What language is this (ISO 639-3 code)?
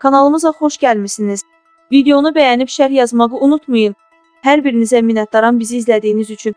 tur